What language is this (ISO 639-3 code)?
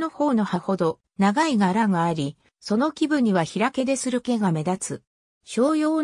jpn